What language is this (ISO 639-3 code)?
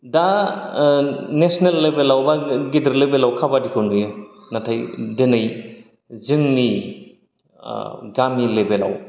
brx